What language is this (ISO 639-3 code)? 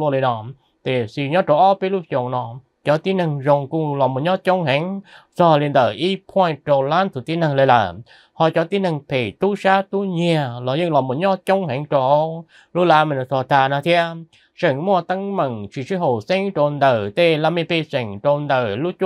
vie